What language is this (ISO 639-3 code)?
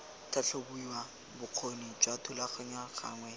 tsn